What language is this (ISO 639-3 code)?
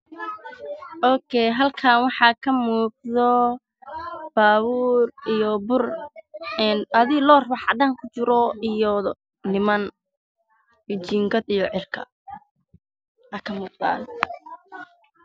som